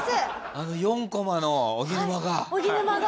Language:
Japanese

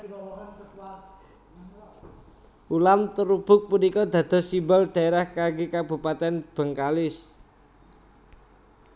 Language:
Javanese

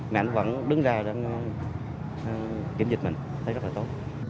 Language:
Vietnamese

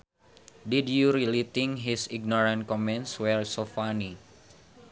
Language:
Sundanese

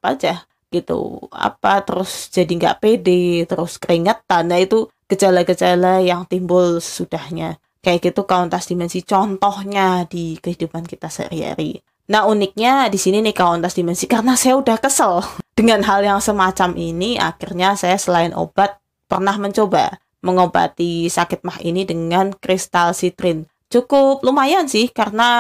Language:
Indonesian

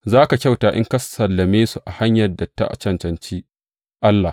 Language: Hausa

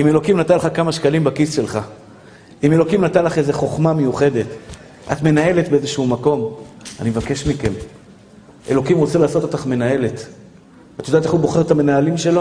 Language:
Hebrew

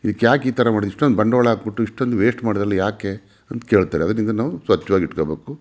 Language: Kannada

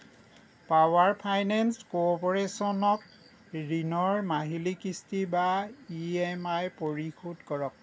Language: Assamese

